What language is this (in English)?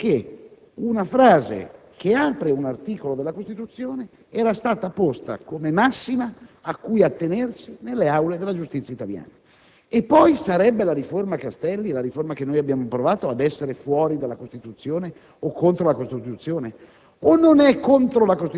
Italian